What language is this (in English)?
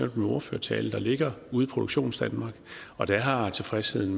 Danish